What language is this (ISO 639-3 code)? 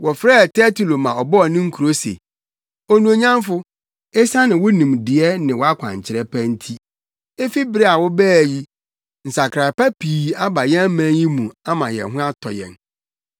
aka